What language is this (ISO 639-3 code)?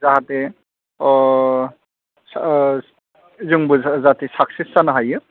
brx